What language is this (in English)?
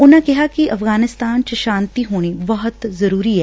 Punjabi